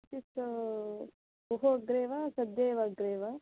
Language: Sanskrit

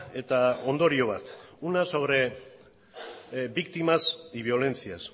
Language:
Spanish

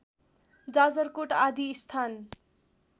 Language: Nepali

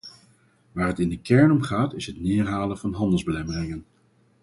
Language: Dutch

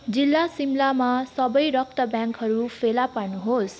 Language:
Nepali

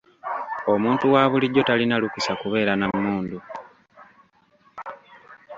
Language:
Ganda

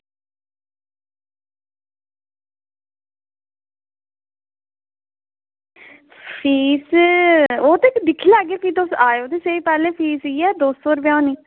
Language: Dogri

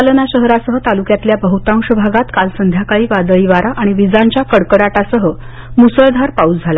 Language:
Marathi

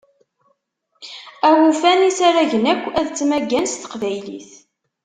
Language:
Kabyle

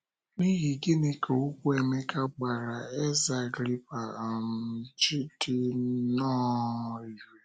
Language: Igbo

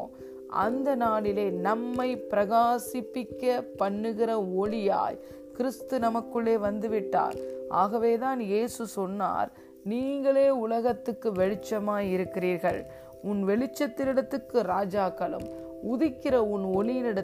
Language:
Tamil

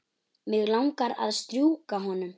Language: Icelandic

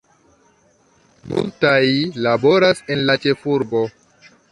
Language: Esperanto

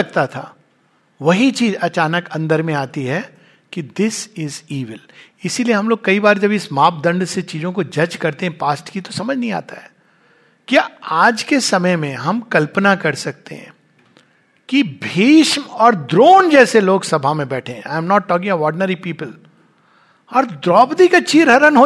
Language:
Hindi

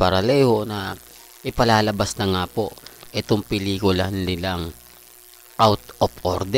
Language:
Filipino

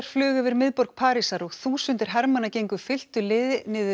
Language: Icelandic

